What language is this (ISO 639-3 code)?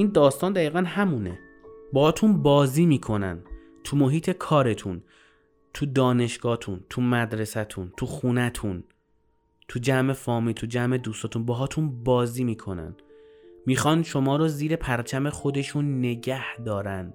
fas